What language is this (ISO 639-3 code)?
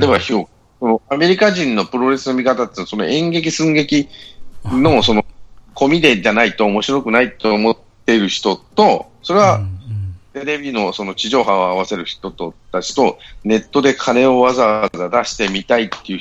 jpn